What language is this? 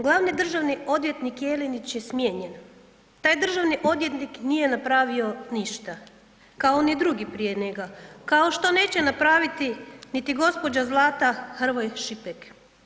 Croatian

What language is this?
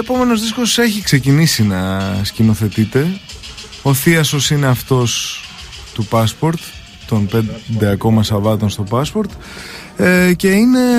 Greek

